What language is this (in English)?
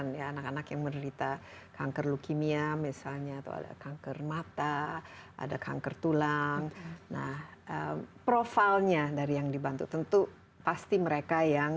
Indonesian